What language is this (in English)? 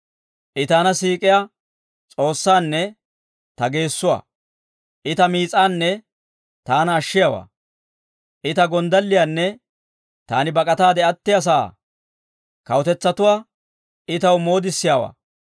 Dawro